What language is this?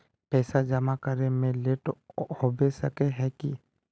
Magahi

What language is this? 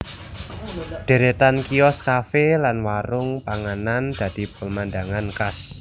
Javanese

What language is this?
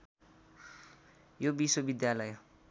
Nepali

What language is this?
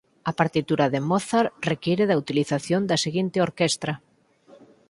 Galician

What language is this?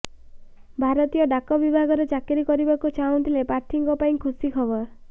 Odia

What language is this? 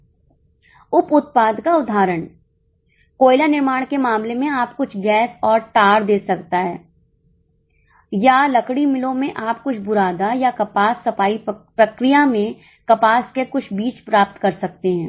Hindi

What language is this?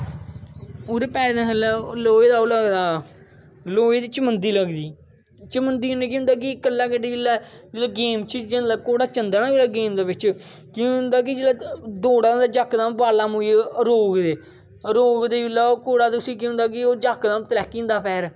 Dogri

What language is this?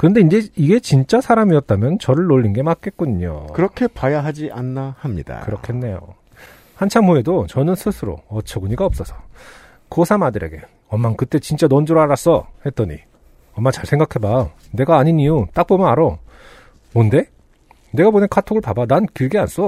Korean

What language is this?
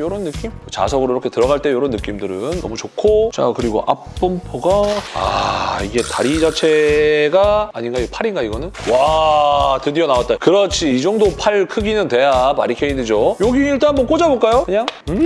Korean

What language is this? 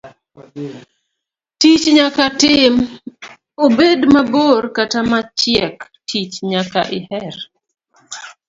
Luo (Kenya and Tanzania)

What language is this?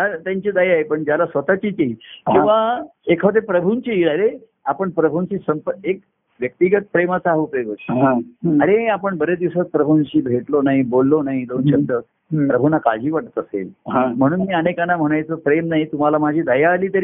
Marathi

